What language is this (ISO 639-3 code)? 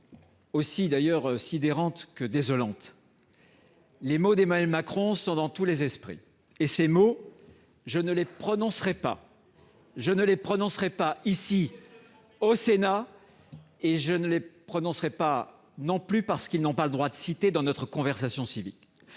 fra